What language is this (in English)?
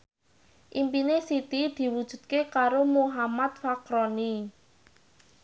Javanese